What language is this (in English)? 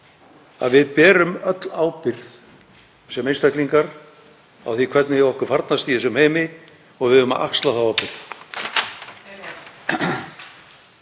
Icelandic